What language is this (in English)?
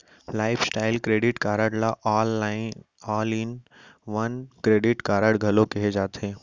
Chhattisgarhi